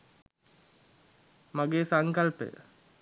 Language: Sinhala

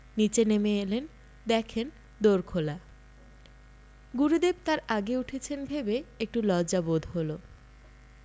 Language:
Bangla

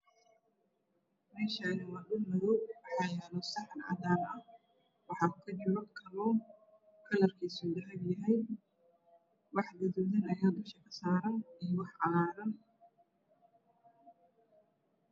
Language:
Somali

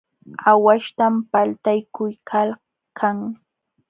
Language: Jauja Wanca Quechua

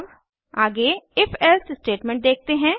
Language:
Hindi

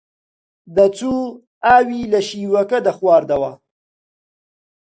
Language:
Central Kurdish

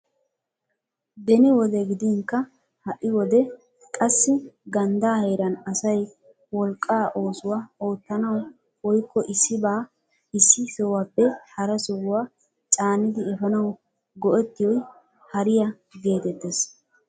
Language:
Wolaytta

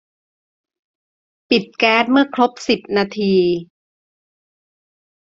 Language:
Thai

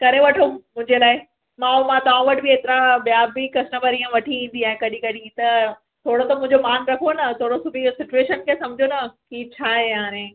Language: Sindhi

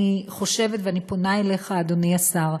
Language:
Hebrew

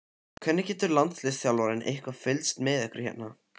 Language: Icelandic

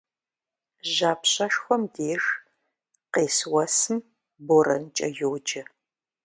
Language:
Kabardian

